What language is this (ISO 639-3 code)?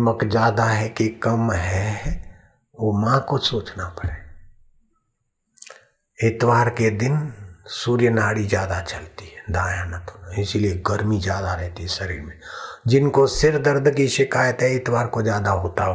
hin